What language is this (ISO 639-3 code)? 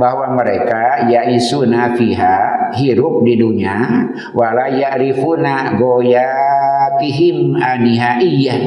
ind